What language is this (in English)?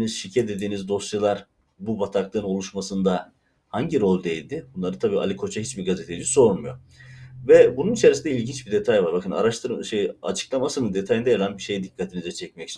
Turkish